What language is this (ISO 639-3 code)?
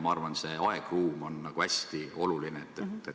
est